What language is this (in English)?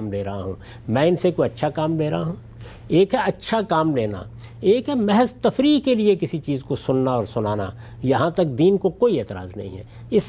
Urdu